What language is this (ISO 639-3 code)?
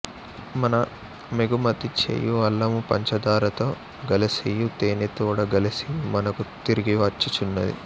tel